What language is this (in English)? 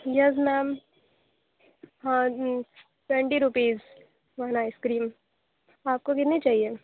Urdu